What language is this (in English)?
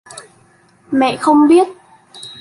Vietnamese